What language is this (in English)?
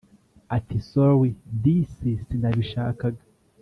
Kinyarwanda